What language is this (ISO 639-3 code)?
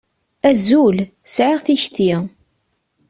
kab